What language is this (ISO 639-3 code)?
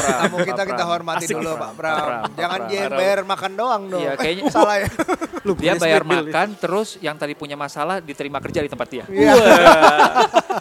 ind